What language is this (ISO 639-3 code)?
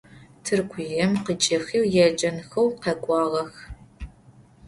ady